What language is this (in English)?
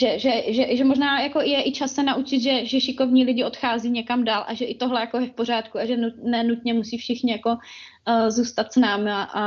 Czech